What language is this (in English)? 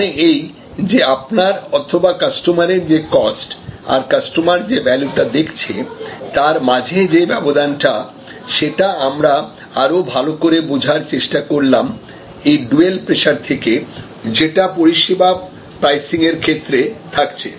Bangla